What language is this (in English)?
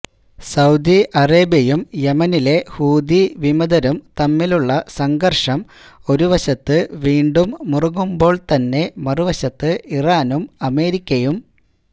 Malayalam